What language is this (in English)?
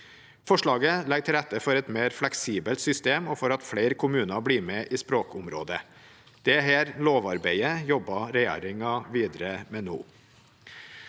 Norwegian